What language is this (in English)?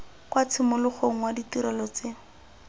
Tswana